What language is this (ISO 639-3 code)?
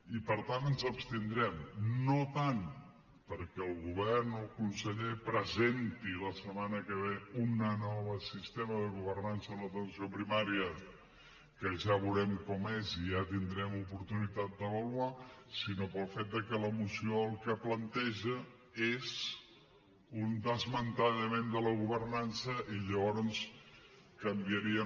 cat